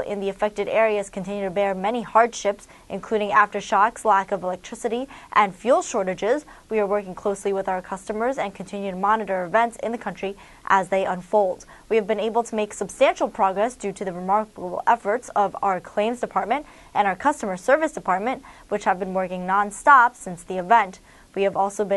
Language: English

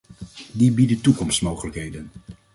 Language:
Dutch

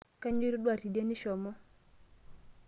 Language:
Masai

